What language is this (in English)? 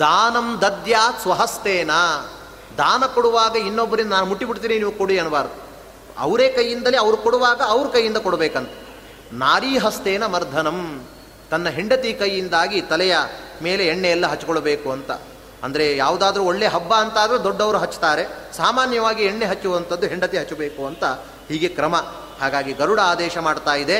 Kannada